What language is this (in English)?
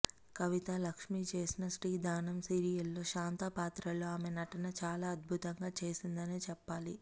Telugu